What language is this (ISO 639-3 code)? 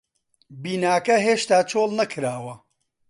ckb